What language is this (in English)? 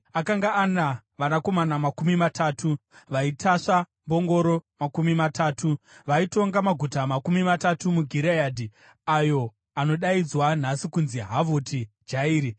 Shona